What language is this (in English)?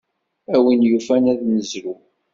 Kabyle